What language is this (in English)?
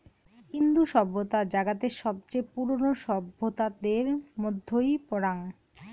Bangla